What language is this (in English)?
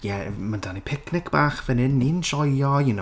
Welsh